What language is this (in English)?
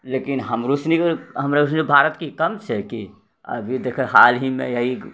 Maithili